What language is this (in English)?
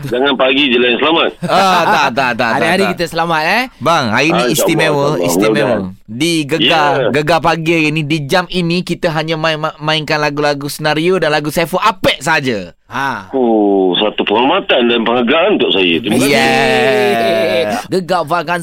Malay